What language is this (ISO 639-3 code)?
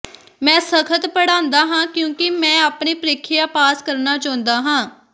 pan